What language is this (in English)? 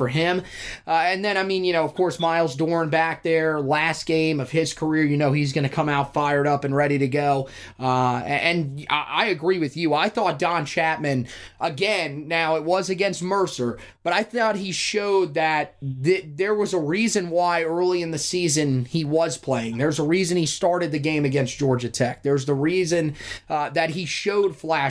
English